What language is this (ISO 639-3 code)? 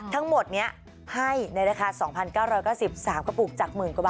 tha